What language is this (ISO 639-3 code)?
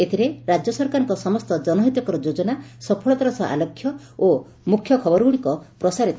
ori